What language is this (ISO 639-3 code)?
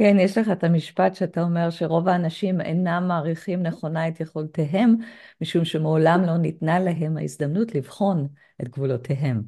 heb